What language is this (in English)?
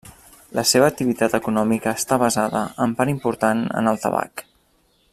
Catalan